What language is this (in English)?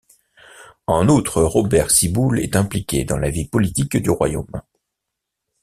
French